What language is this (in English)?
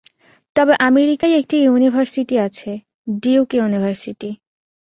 Bangla